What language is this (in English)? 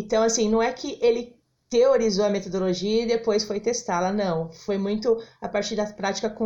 Portuguese